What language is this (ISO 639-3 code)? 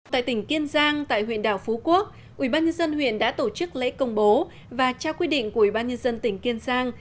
vie